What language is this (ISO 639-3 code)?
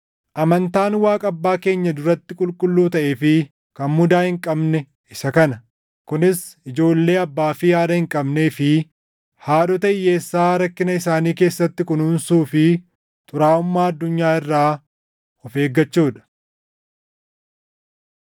orm